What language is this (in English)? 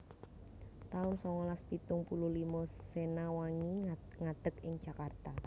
Javanese